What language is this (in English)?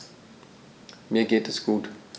German